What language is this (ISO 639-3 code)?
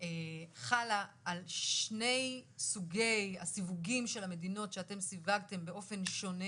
heb